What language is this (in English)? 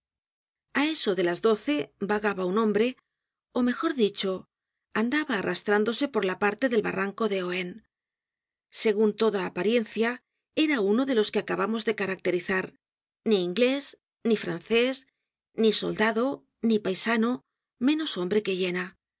Spanish